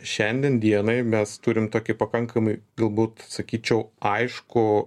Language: Lithuanian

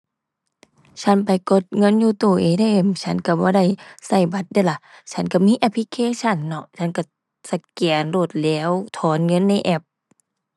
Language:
Thai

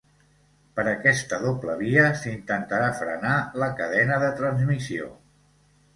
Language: Catalan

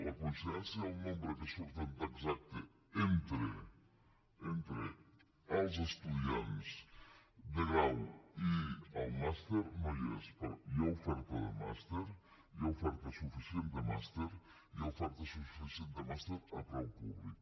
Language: Catalan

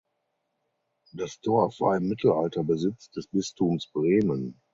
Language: German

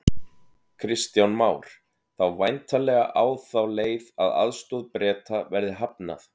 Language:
Icelandic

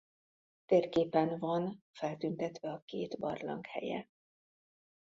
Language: Hungarian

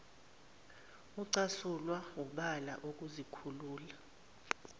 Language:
Zulu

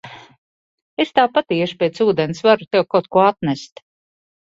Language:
Latvian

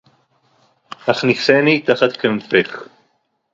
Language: Hebrew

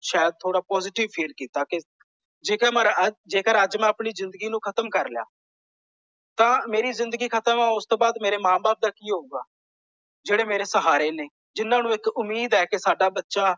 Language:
Punjabi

